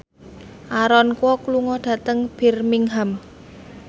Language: Javanese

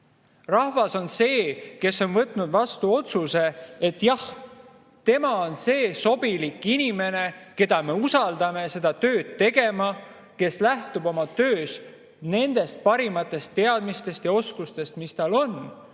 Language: Estonian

